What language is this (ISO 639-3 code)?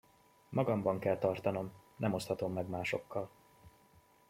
hun